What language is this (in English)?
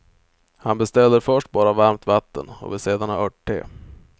Swedish